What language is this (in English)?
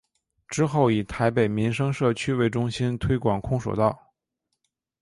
Chinese